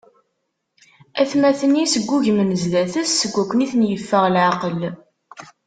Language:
Kabyle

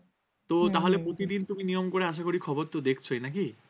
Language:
Bangla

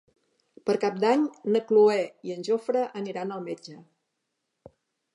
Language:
Catalan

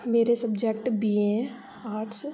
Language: Dogri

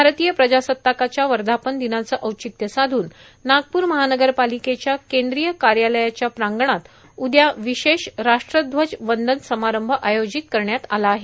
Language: Marathi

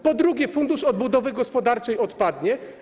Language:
Polish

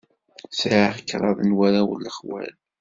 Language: Kabyle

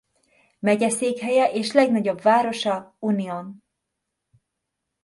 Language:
Hungarian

